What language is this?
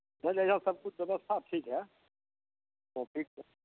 Maithili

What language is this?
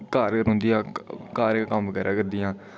Dogri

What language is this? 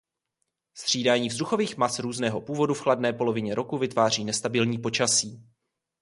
Czech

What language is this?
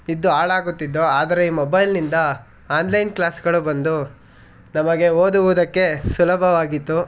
Kannada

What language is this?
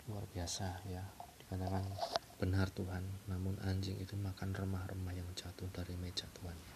Indonesian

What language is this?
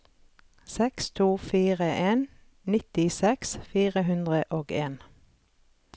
Norwegian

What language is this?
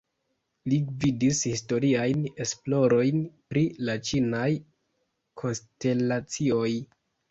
Esperanto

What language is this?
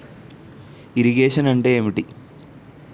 Telugu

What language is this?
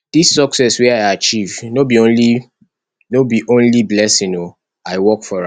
Nigerian Pidgin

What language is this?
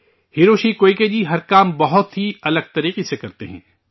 Urdu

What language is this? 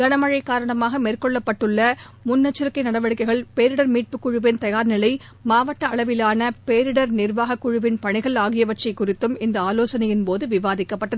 Tamil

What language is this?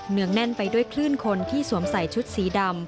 Thai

